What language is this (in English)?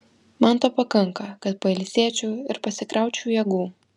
Lithuanian